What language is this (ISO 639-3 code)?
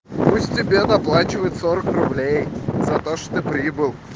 rus